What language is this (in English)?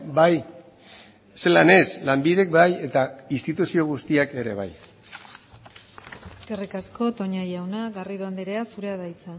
Basque